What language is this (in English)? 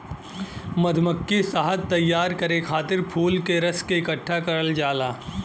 Bhojpuri